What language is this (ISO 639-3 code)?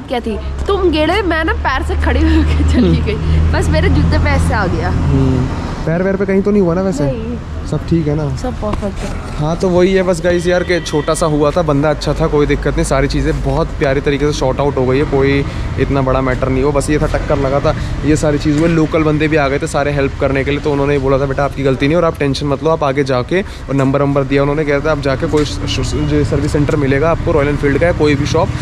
hin